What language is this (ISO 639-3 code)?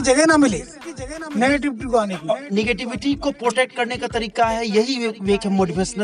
hin